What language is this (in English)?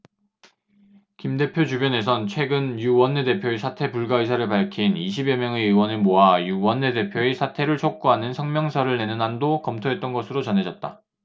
Korean